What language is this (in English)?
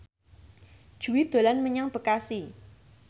Javanese